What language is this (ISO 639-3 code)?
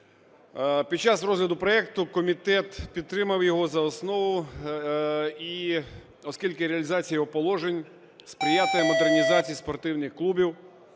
ukr